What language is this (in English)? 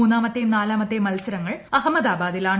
Malayalam